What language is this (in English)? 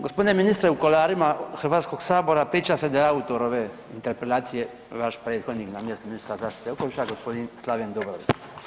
Croatian